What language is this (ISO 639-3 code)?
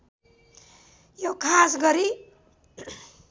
nep